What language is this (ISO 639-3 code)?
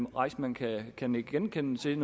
dan